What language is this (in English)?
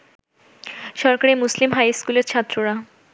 Bangla